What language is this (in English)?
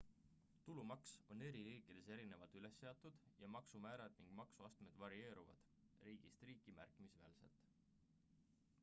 Estonian